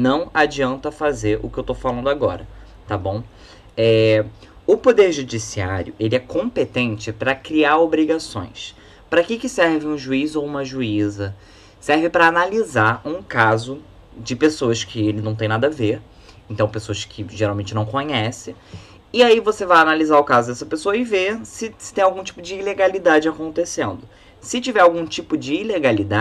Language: Portuguese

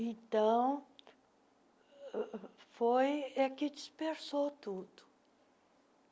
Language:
Portuguese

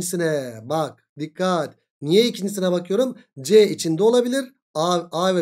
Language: Turkish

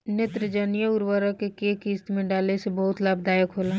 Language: Bhojpuri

